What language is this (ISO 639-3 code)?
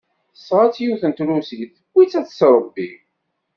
kab